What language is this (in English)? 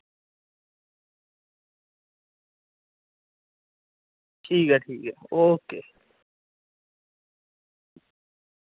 Dogri